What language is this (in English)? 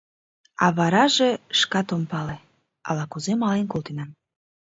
Mari